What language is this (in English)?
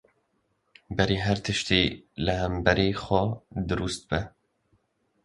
Kurdish